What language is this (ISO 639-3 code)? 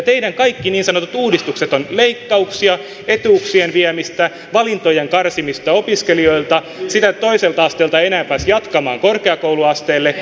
fin